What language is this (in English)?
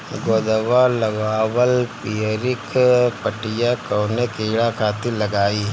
Bhojpuri